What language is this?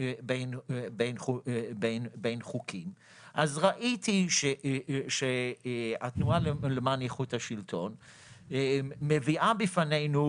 Hebrew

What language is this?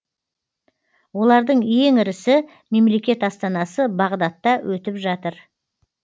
Kazakh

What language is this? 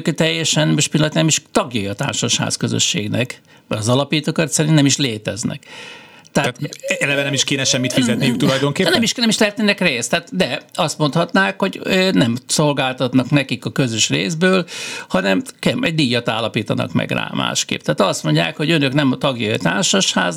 Hungarian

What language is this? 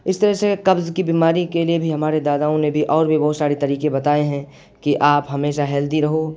Urdu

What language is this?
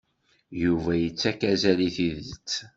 Kabyle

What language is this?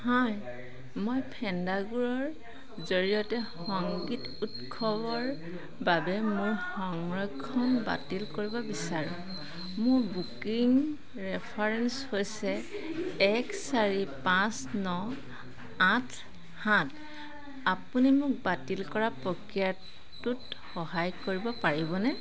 Assamese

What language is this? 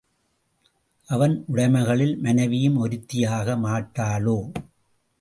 Tamil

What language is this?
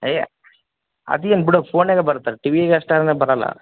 Kannada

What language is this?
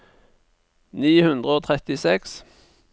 Norwegian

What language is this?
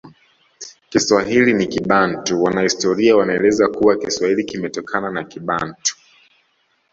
Swahili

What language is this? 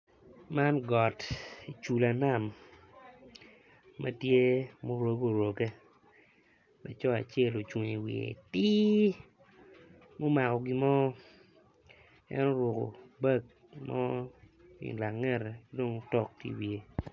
Acoli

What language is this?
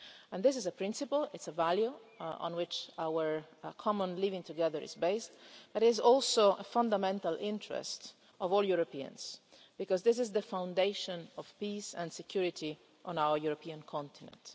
English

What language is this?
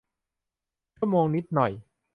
Thai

